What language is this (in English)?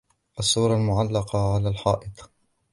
Arabic